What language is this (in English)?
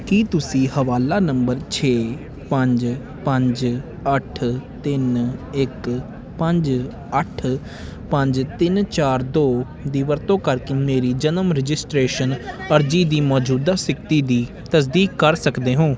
Punjabi